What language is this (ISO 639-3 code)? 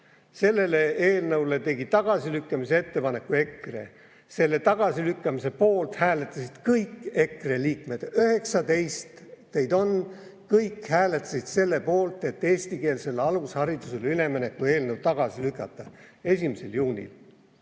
est